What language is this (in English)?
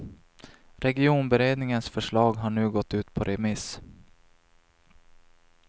Swedish